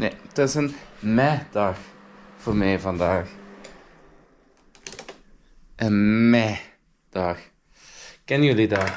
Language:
Dutch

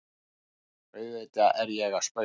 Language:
Icelandic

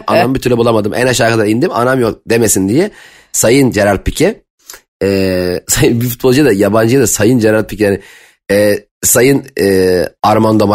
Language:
Turkish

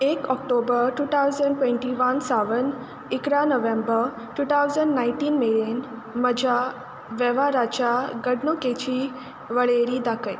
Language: Konkani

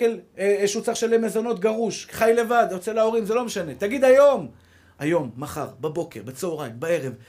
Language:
Hebrew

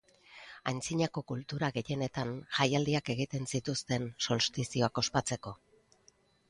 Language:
Basque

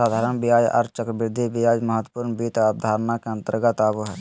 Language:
Magahi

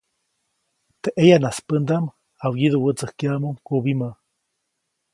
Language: Copainalá Zoque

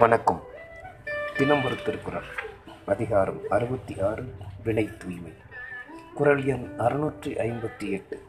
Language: Tamil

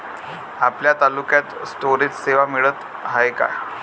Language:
Marathi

